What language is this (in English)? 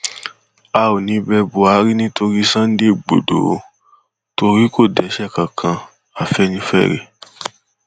Yoruba